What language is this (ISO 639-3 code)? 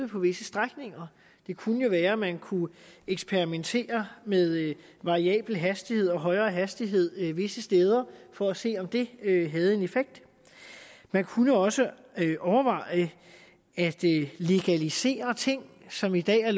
dan